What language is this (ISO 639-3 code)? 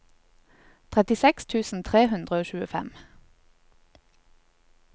nor